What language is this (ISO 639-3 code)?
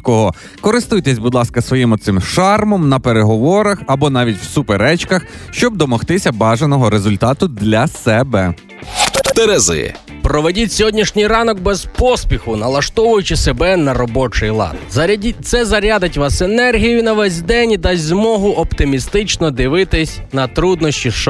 ukr